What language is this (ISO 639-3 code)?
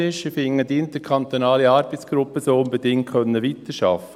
gsw